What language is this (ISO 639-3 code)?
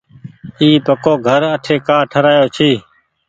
gig